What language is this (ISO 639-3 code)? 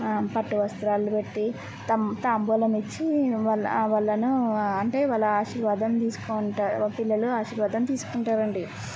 tel